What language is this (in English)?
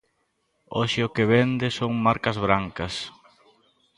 Galician